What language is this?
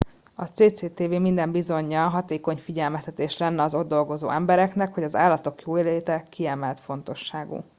Hungarian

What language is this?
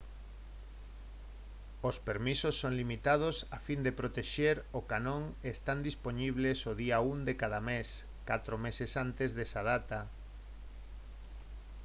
Galician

